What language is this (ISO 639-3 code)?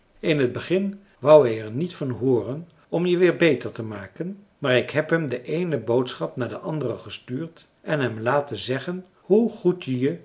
nld